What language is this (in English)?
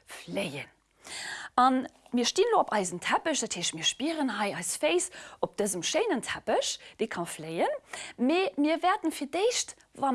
German